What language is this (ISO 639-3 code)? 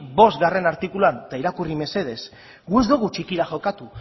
eus